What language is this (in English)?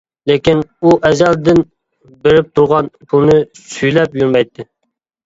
Uyghur